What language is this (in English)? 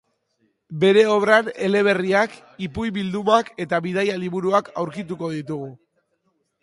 Basque